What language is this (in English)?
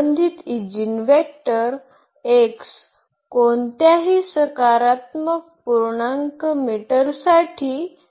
Marathi